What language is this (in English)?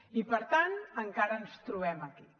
Catalan